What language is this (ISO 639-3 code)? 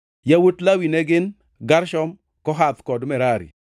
luo